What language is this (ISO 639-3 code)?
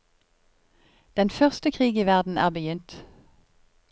nor